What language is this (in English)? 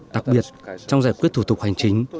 Vietnamese